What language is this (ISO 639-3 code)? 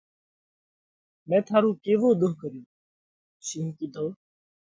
kvx